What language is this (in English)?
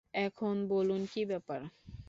Bangla